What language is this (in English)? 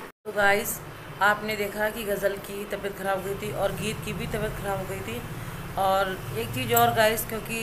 Hindi